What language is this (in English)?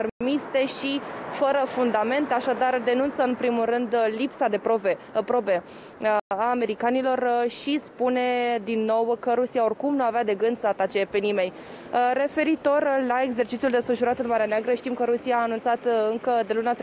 Romanian